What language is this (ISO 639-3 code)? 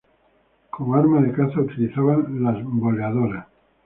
spa